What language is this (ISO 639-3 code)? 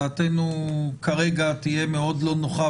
heb